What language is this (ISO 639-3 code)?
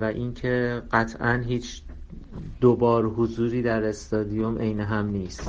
fas